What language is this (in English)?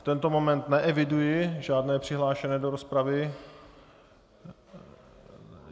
Czech